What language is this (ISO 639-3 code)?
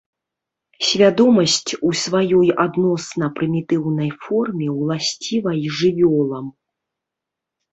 bel